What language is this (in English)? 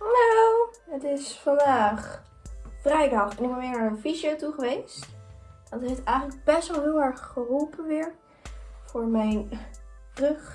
Dutch